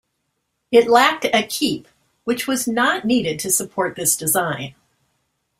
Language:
English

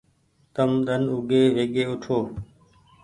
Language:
Goaria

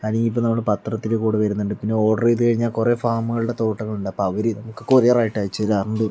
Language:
Malayalam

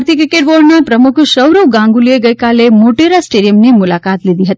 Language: Gujarati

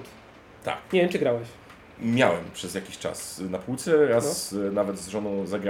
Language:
Polish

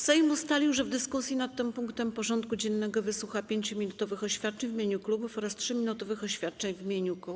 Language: Polish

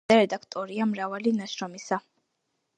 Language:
Georgian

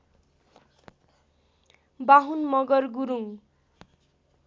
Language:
Nepali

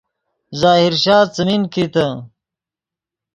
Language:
Yidgha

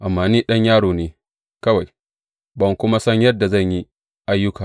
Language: Hausa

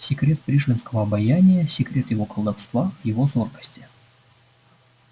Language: Russian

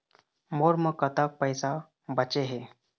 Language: Chhattisgarhi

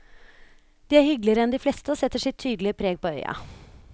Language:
Norwegian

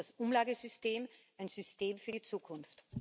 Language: German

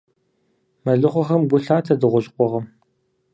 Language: Kabardian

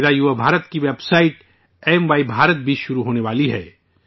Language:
Urdu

